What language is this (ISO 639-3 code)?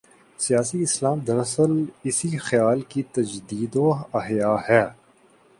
urd